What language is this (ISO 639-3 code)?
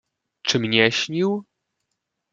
pol